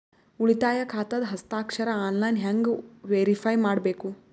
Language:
Kannada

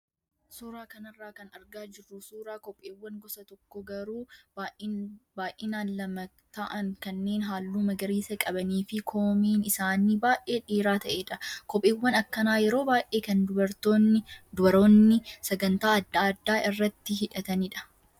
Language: Oromo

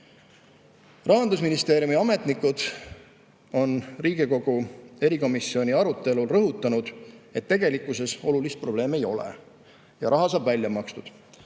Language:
Estonian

